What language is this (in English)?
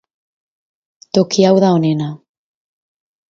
Basque